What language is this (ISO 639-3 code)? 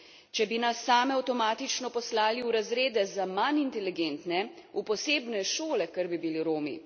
slv